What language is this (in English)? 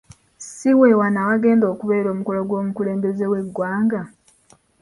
Ganda